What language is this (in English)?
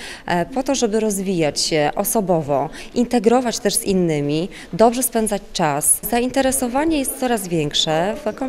Polish